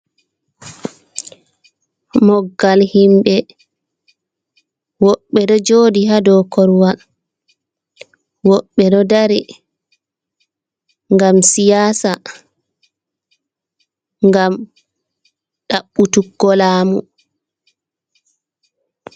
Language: Fula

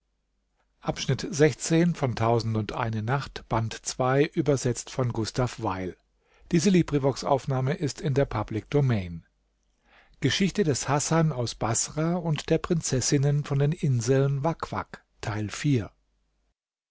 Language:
German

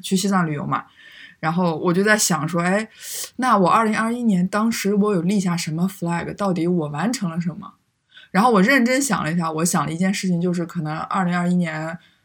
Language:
Chinese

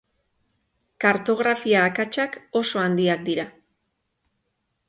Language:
Basque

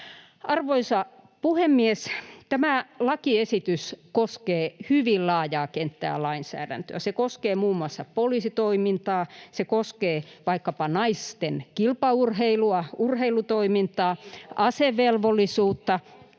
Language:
Finnish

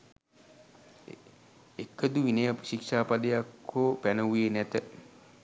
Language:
Sinhala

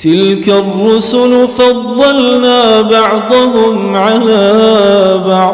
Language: Arabic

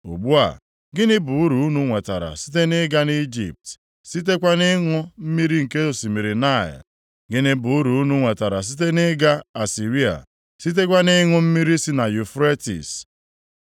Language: Igbo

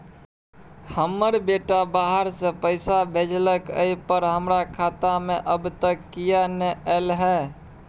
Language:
Maithili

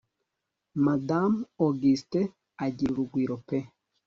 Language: Kinyarwanda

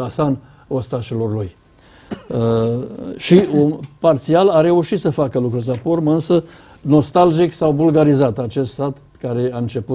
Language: Romanian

